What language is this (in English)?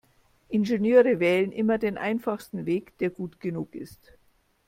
German